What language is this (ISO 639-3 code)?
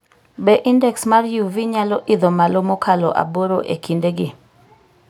luo